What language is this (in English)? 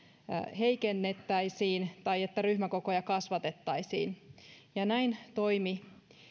Finnish